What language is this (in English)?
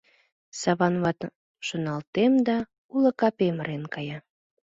Mari